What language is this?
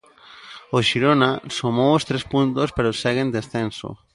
Galician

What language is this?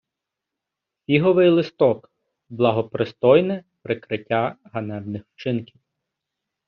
Ukrainian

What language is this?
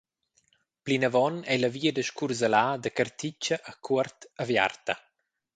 Romansh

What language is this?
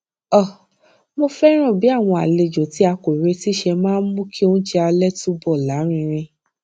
Yoruba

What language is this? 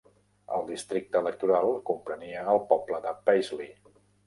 Catalan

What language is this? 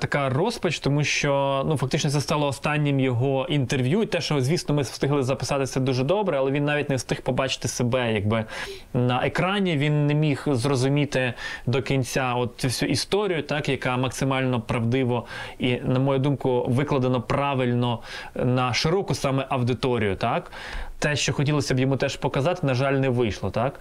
Ukrainian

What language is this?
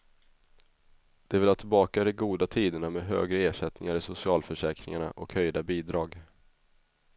Swedish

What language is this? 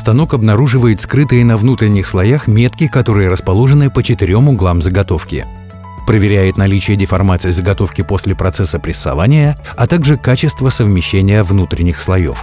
Russian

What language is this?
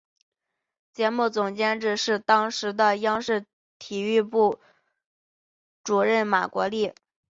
Chinese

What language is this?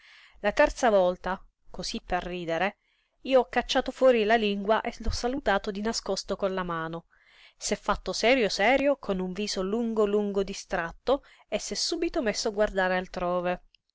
Italian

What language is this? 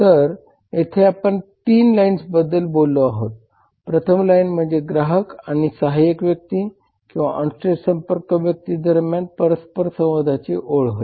Marathi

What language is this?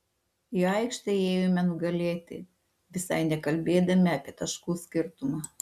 Lithuanian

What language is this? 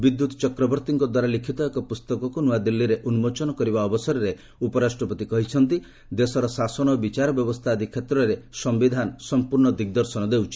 Odia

